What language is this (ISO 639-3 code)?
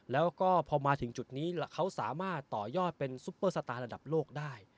tha